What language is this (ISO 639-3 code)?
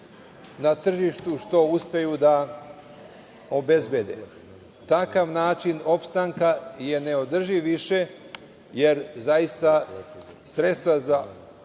srp